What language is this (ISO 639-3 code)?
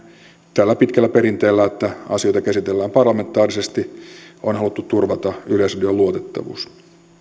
fin